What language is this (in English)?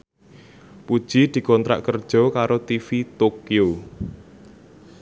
Javanese